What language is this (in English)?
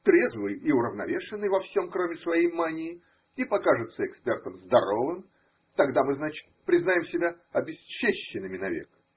Russian